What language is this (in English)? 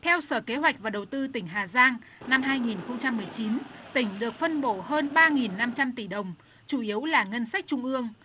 Vietnamese